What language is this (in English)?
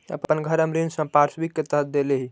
Magahi